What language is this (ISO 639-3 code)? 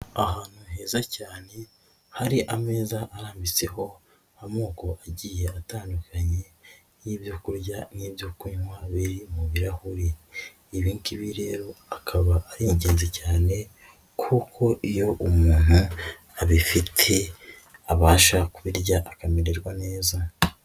kin